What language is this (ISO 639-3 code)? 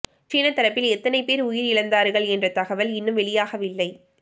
tam